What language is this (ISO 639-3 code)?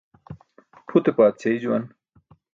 bsk